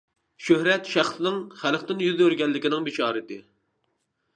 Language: Uyghur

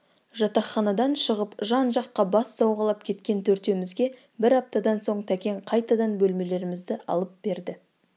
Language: Kazakh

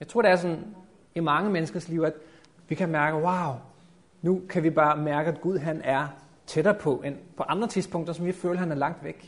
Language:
Danish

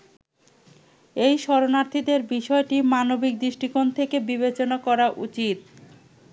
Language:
Bangla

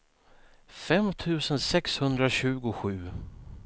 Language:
Swedish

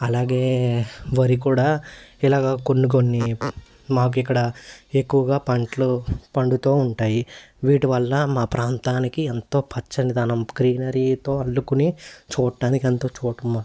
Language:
Telugu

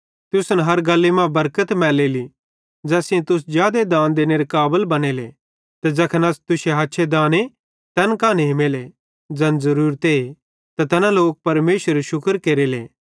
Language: Bhadrawahi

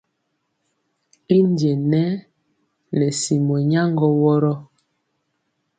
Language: Mpiemo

